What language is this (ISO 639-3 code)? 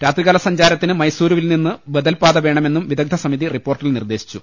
mal